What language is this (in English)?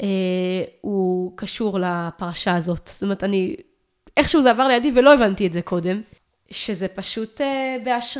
Hebrew